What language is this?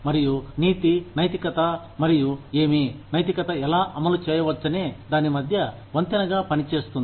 Telugu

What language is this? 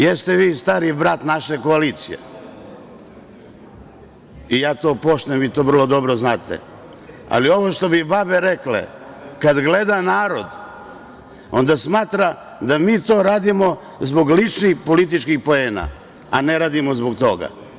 Serbian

